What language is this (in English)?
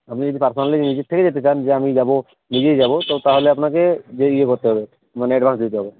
Bangla